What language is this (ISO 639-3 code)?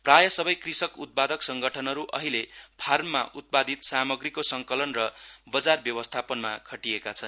nep